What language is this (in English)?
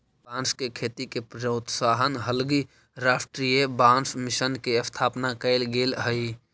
Magahi